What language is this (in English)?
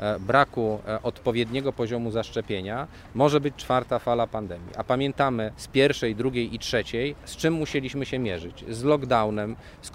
Polish